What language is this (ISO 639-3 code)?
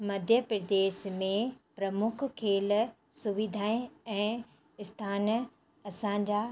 snd